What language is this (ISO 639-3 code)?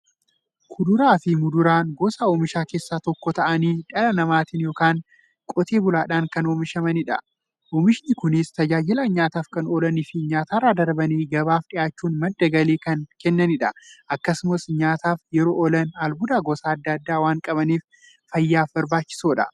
orm